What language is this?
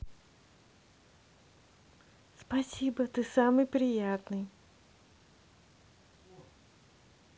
Russian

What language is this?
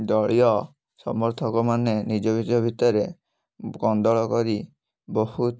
Odia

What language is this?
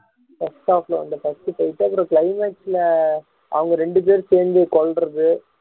Tamil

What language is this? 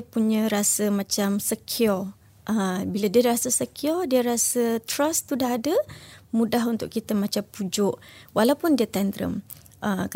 Malay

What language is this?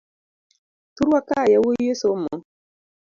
Luo (Kenya and Tanzania)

